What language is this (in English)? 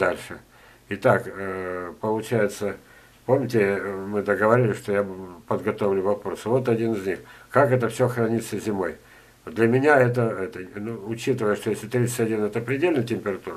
Russian